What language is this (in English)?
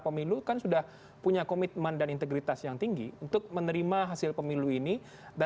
Indonesian